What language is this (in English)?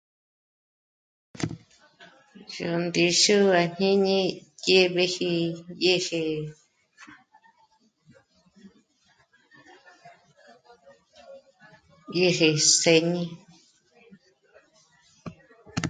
Michoacán Mazahua